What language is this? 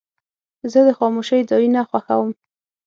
Pashto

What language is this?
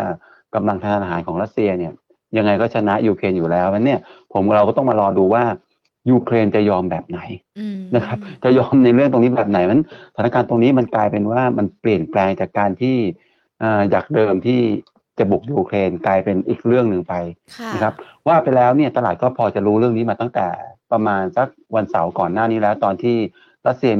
Thai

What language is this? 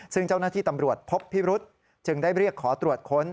Thai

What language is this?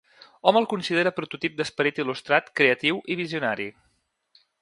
Catalan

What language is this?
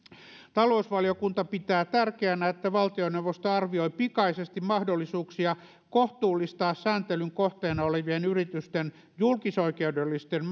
Finnish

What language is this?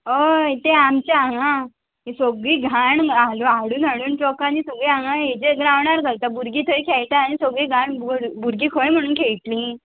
Konkani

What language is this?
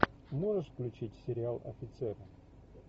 Russian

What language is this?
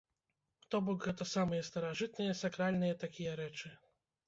Belarusian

